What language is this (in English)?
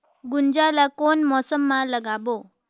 Chhattisgarhi